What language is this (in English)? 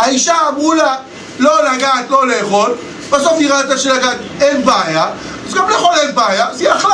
Hebrew